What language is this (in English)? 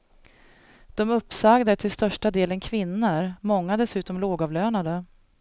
Swedish